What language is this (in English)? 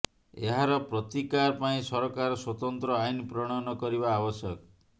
Odia